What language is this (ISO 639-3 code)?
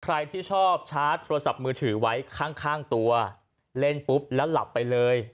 tha